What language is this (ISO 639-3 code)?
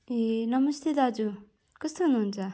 nep